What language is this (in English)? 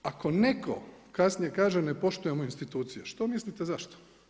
Croatian